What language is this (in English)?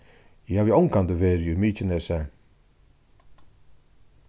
Faroese